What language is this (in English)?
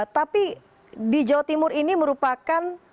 Indonesian